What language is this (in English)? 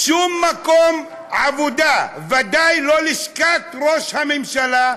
Hebrew